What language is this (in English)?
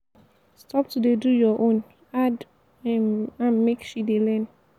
Nigerian Pidgin